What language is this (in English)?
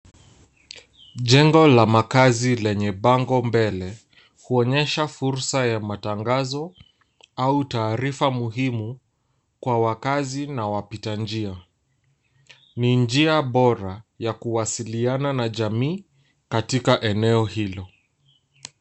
Swahili